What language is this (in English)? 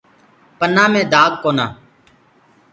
Gurgula